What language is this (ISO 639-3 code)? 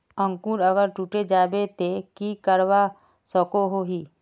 mag